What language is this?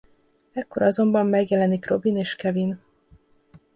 Hungarian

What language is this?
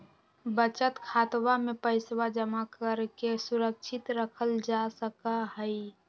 Magahi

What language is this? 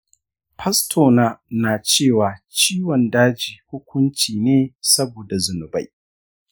Hausa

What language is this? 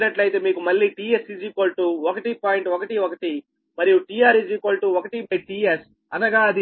Telugu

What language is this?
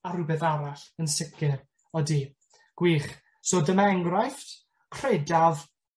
Welsh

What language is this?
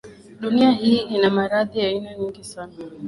Swahili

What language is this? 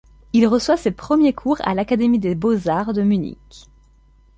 French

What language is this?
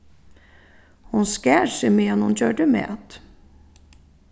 Faroese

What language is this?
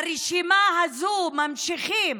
Hebrew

